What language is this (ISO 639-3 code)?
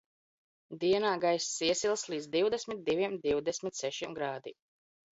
lav